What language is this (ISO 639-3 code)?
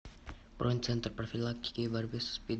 rus